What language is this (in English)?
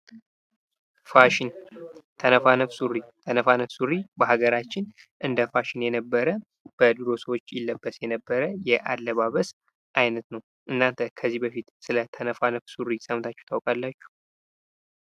Amharic